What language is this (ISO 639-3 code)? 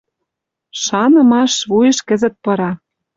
mrj